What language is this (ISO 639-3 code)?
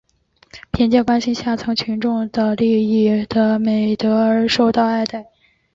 zho